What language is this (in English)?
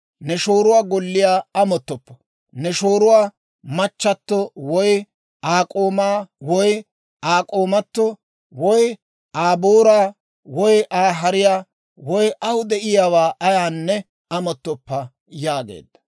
Dawro